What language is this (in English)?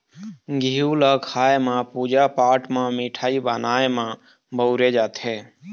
Chhattisgarhi